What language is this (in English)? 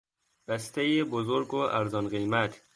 Persian